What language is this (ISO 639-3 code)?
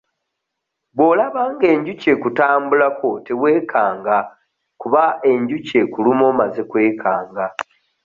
lug